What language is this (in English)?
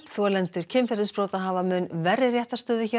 Icelandic